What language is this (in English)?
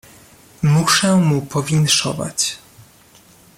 Polish